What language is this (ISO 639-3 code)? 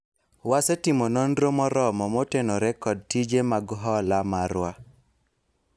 luo